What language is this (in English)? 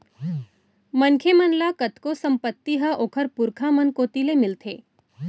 Chhattisgarhi